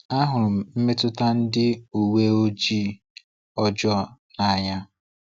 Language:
Igbo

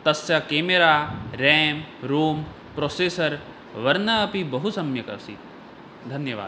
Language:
Sanskrit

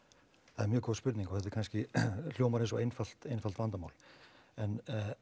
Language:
Icelandic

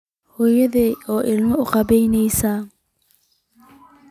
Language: Somali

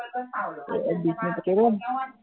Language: Assamese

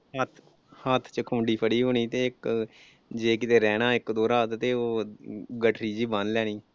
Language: Punjabi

